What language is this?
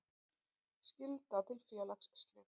Icelandic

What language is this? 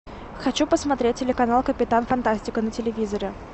Russian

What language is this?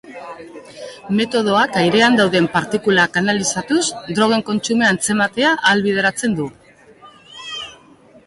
Basque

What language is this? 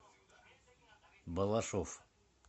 Russian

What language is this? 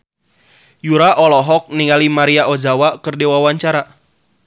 Sundanese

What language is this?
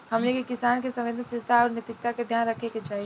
Bhojpuri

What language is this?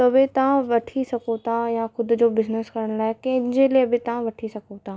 Sindhi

